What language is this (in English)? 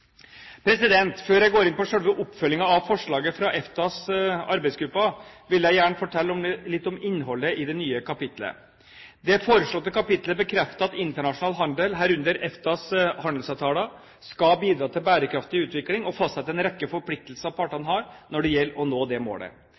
Norwegian Bokmål